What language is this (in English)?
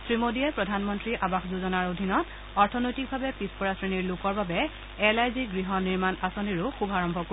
Assamese